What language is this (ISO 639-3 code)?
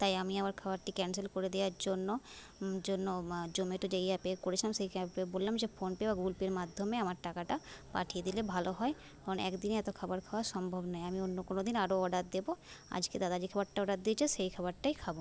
ben